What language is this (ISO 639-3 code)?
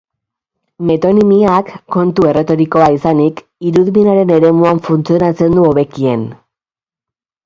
eus